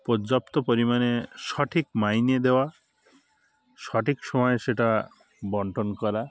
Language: Bangla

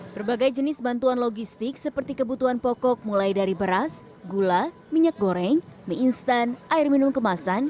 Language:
Indonesian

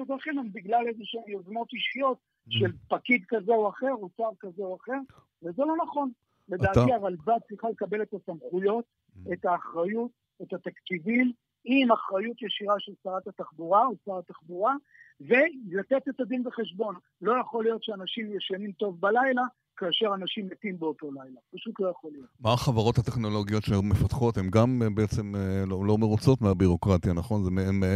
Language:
Hebrew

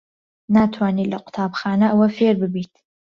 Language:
Central Kurdish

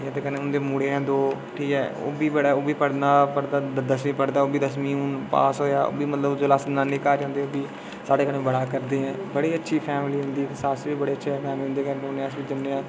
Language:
Dogri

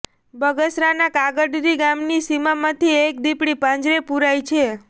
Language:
Gujarati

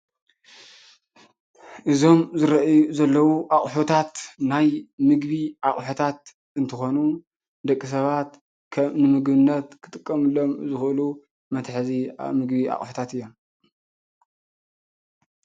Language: Tigrinya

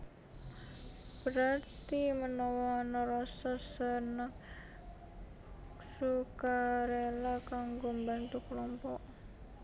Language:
Javanese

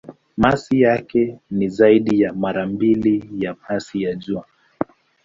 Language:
Swahili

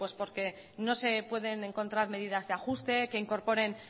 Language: Spanish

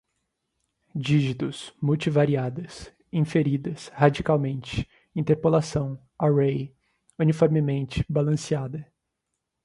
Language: Portuguese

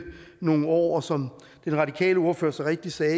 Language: Danish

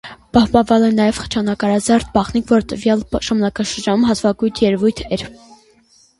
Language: Armenian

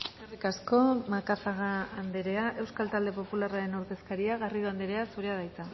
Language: Basque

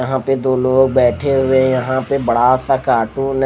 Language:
Hindi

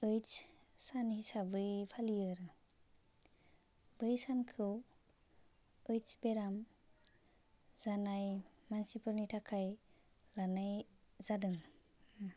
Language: Bodo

